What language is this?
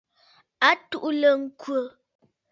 Bafut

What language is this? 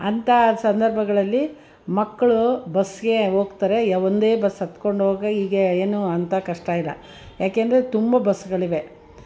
Kannada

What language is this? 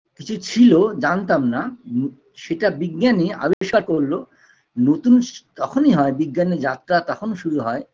Bangla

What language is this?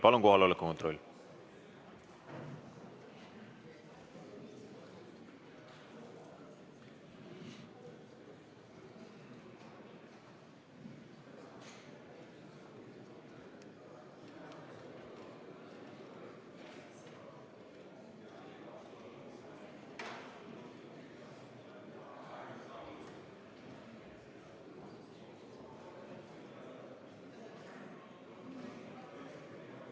Estonian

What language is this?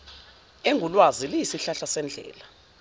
Zulu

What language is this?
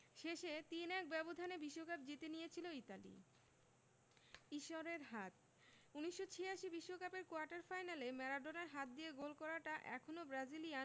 Bangla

